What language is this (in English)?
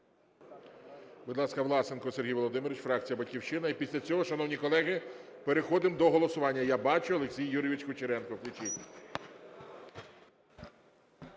Ukrainian